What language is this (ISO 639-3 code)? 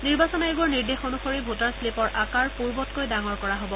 asm